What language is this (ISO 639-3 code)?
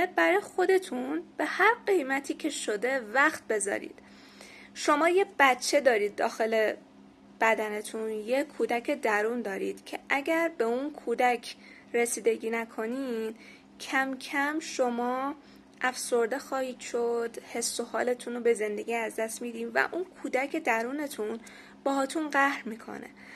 fas